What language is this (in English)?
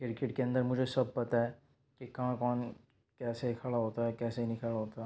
Urdu